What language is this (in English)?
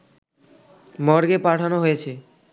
Bangla